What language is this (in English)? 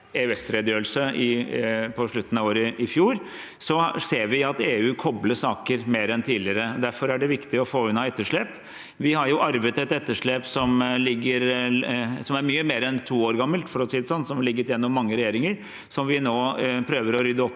Norwegian